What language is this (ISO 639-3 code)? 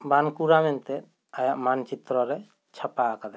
sat